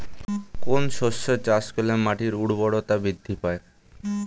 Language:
Bangla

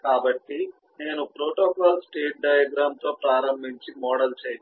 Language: Telugu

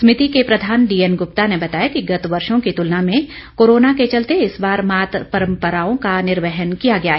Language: Hindi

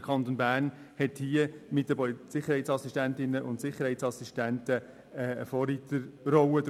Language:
Swiss German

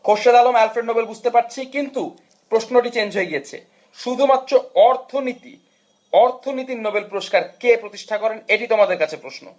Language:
Bangla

